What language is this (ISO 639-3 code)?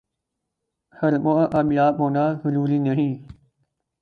urd